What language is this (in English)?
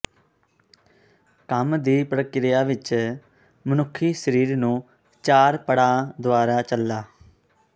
Punjabi